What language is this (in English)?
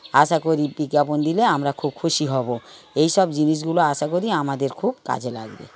Bangla